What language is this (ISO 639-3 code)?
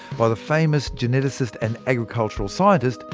eng